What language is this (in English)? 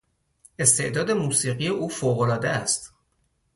Persian